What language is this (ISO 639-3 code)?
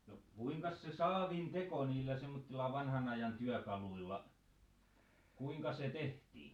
fin